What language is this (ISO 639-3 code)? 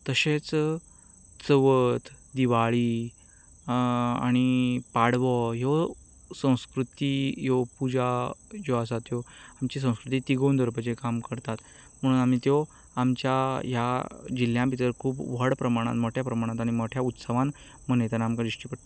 kok